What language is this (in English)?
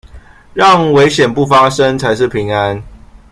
Chinese